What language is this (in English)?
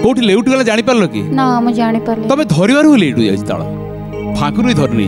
Hindi